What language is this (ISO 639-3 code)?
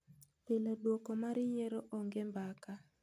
luo